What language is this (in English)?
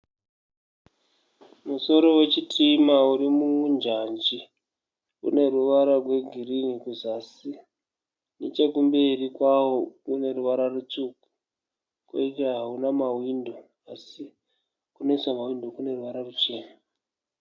Shona